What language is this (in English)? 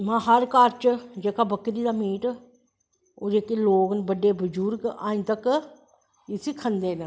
Dogri